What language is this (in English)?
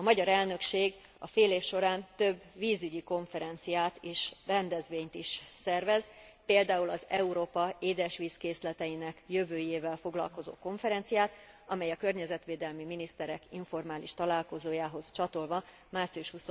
Hungarian